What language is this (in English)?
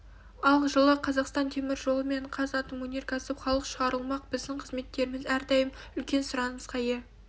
Kazakh